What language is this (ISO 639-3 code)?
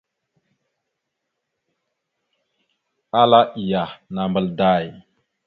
mxu